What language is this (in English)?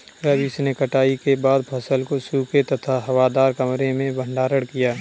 Hindi